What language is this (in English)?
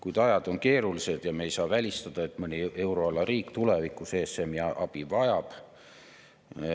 Estonian